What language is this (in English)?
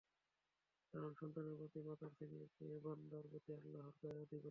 Bangla